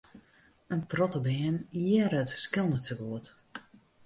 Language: Western Frisian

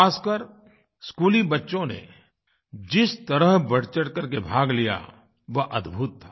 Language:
Hindi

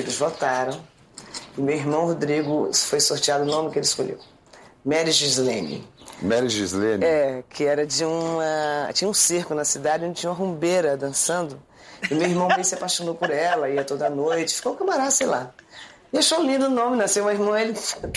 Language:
Portuguese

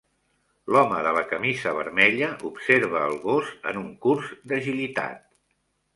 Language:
Catalan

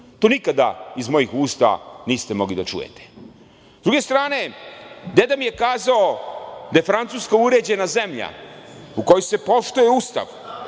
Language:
Serbian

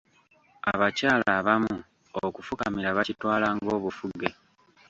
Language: Ganda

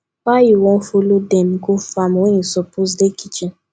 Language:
Nigerian Pidgin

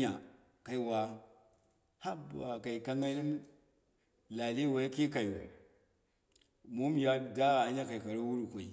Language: Dera (Nigeria)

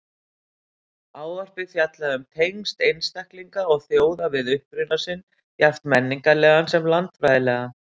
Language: Icelandic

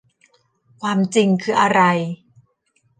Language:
Thai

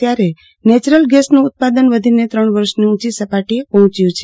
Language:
Gujarati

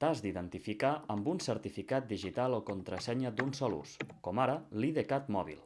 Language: Catalan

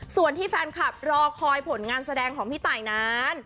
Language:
Thai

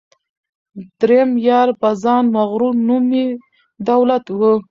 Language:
Pashto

